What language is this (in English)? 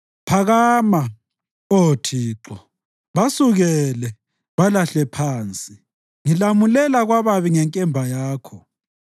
North Ndebele